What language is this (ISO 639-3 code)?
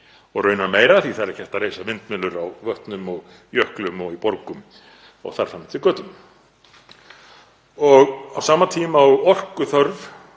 isl